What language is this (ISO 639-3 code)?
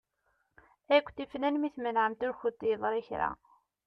kab